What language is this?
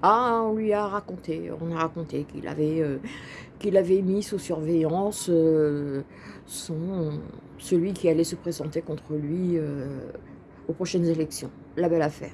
French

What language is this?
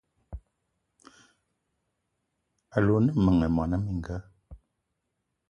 Eton (Cameroon)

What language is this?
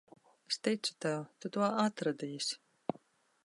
Latvian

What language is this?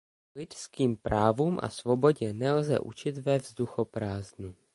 Czech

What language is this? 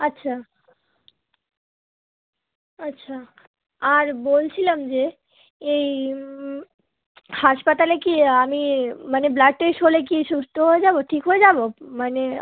Bangla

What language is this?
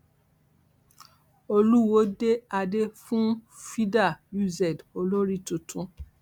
Yoruba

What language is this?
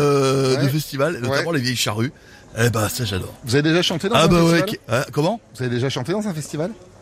French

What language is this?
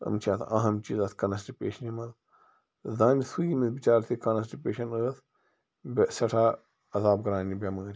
Kashmiri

